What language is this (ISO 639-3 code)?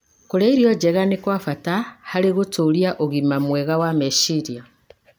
kik